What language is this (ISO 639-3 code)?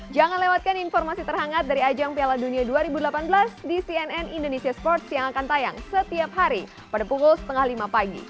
ind